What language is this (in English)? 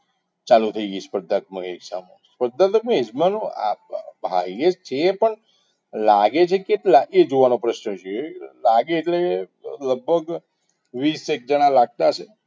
Gujarati